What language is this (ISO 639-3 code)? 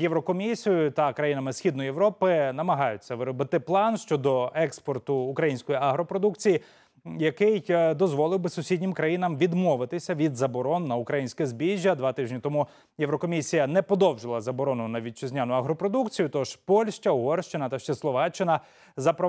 ukr